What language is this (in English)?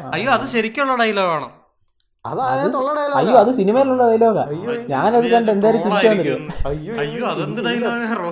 Malayalam